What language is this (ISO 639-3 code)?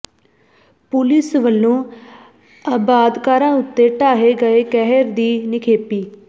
pan